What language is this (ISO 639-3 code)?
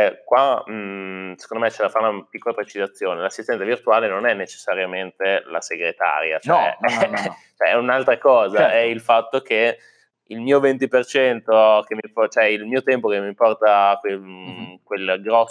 ita